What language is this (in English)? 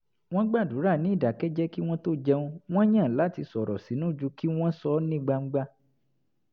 Yoruba